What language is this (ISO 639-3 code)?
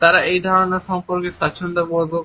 ben